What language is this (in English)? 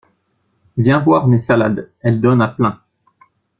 French